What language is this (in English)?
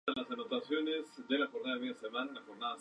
Spanish